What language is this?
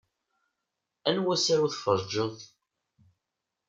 Kabyle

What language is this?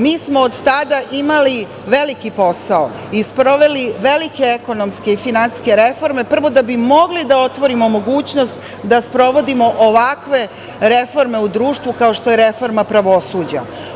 Serbian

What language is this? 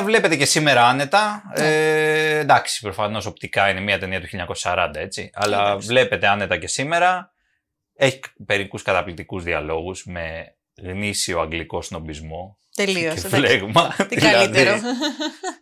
Greek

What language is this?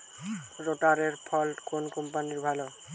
Bangla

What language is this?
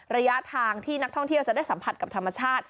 Thai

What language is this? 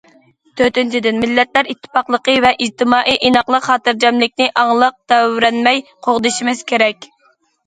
Uyghur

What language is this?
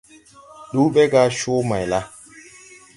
Tupuri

